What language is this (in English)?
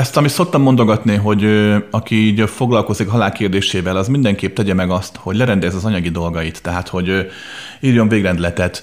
Hungarian